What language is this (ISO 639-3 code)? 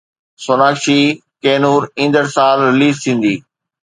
snd